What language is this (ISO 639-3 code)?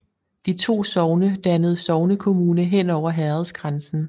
dan